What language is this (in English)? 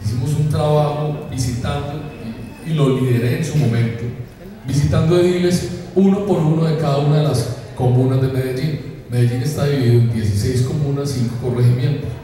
Spanish